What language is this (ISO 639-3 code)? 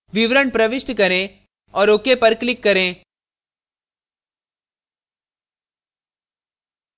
hin